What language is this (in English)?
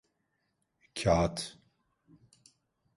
Turkish